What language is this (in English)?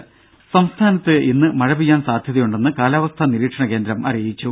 Malayalam